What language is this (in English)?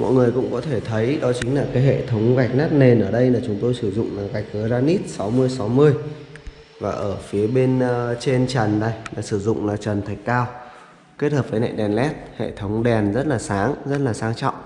Vietnamese